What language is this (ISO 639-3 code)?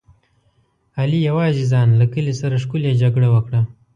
pus